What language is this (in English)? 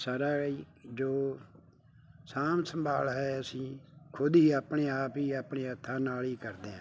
Punjabi